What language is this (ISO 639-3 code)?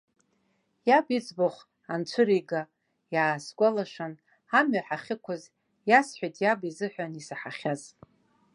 abk